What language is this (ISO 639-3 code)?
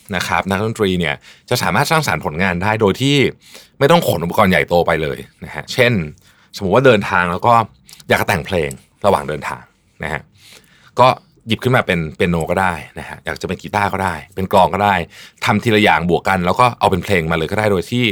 tha